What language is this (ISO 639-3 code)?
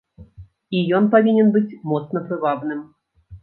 bel